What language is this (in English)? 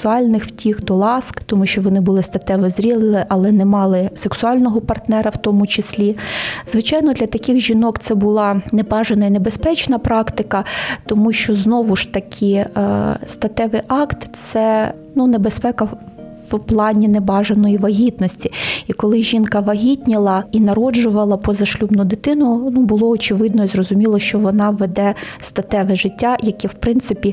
Ukrainian